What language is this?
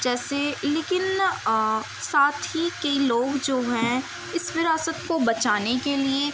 Urdu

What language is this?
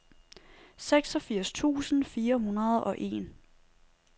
Danish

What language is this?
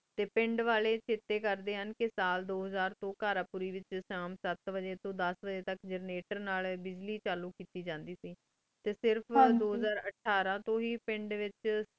Punjabi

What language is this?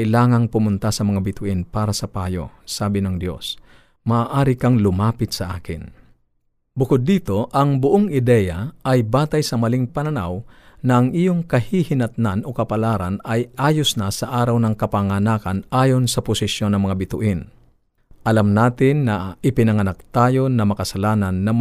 Filipino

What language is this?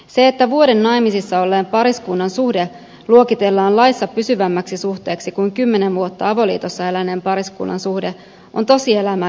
Finnish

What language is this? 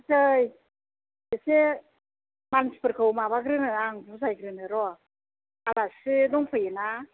Bodo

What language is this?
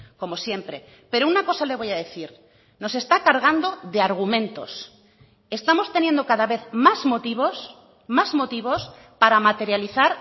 Spanish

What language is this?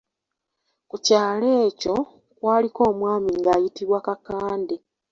Ganda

